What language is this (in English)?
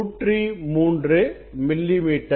Tamil